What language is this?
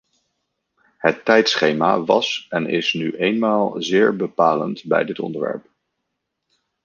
Dutch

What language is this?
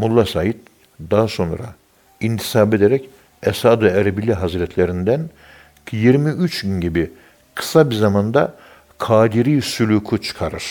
Turkish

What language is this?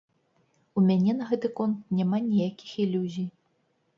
Belarusian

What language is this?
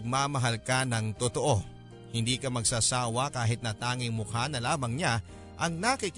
Filipino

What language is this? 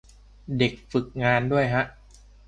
Thai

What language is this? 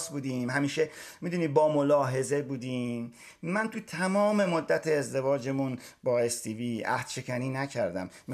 Persian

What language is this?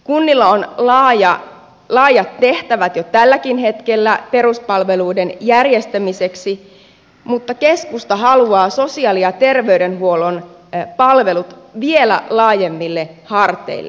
Finnish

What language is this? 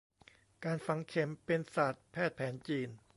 Thai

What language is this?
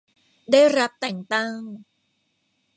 Thai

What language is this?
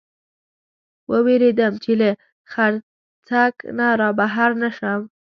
Pashto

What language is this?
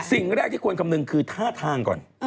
Thai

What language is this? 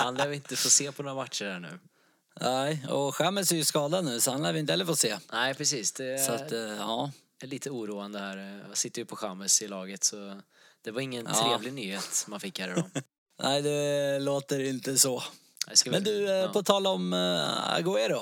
Swedish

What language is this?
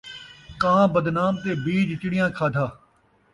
Saraiki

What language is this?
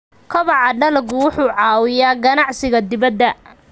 Somali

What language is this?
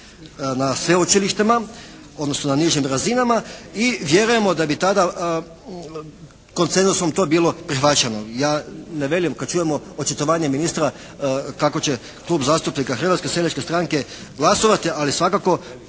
Croatian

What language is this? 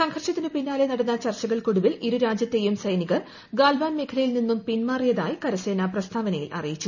Malayalam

